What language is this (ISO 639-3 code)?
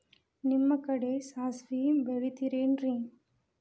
kan